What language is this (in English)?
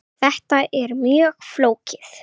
Icelandic